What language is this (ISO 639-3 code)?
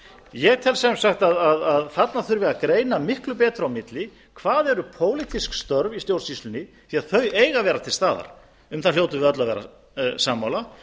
isl